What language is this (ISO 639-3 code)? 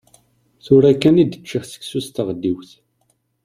kab